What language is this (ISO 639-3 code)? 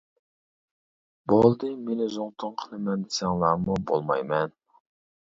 uig